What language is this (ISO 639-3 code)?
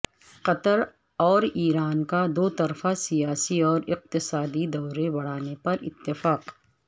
urd